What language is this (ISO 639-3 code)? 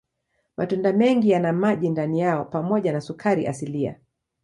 swa